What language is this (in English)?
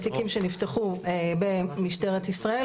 Hebrew